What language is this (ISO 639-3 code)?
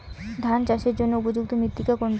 ben